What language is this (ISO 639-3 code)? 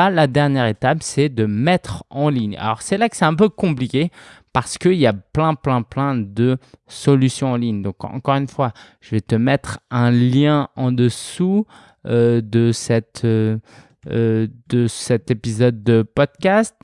fra